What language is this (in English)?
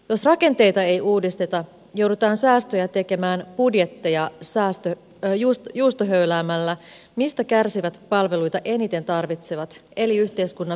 Finnish